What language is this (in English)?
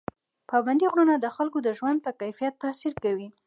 Pashto